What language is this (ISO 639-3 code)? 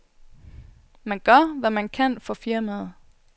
dan